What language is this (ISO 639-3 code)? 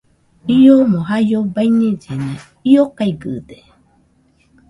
hux